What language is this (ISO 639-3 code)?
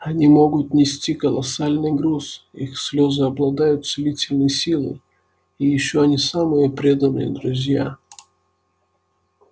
rus